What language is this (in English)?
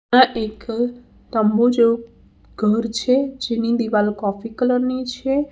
Gujarati